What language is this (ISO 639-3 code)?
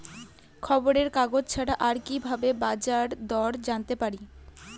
ben